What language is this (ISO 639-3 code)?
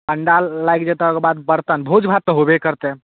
mai